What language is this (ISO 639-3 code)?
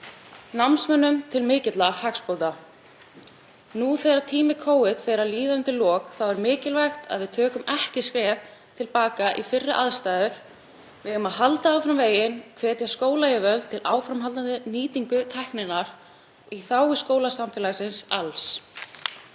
isl